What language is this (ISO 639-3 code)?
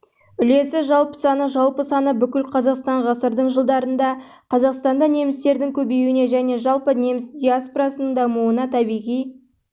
kaz